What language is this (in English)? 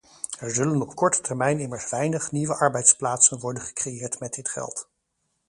Dutch